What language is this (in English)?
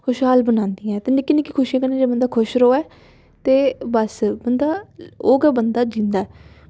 Dogri